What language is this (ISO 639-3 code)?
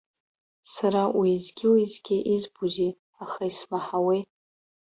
abk